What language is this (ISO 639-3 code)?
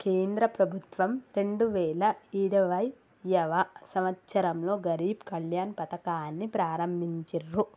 tel